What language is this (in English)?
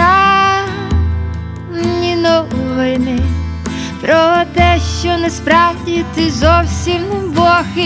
Ukrainian